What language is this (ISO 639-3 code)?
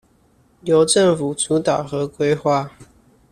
zho